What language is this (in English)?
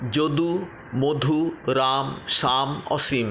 Bangla